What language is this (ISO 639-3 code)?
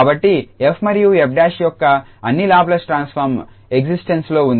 tel